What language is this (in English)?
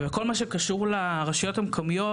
Hebrew